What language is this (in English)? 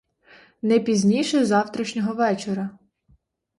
Ukrainian